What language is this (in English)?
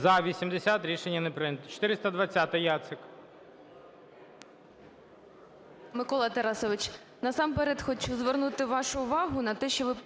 Ukrainian